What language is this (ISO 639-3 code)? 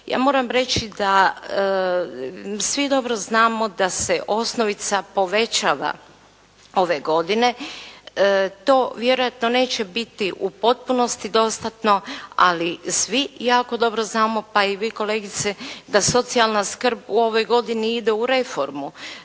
hrv